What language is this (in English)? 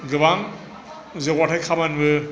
Bodo